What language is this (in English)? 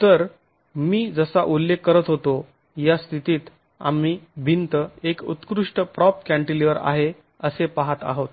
Marathi